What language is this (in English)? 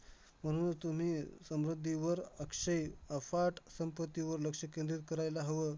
Marathi